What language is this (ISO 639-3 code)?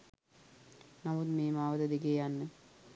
sin